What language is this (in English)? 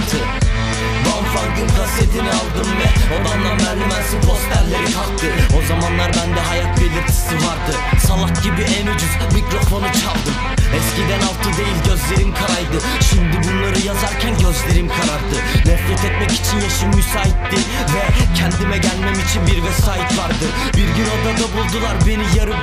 Turkish